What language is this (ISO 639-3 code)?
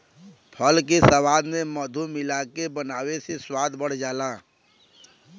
bho